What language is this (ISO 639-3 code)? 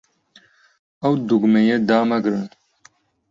ckb